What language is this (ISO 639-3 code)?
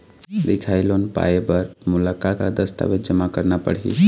hne